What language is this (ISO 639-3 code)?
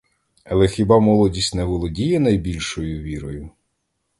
ukr